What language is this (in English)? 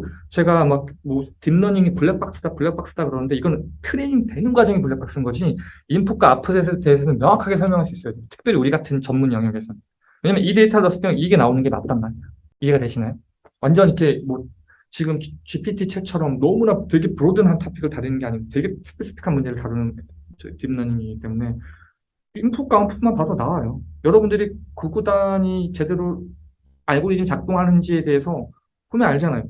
Korean